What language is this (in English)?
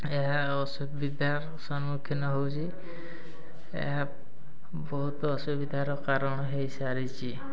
Odia